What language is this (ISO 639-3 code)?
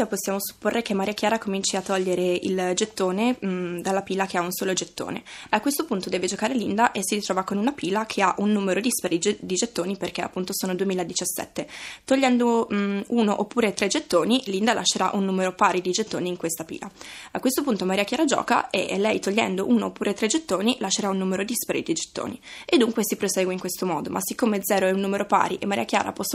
ita